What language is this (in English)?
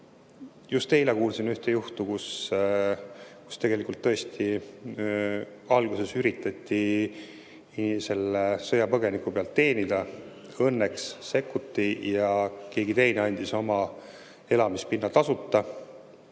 Estonian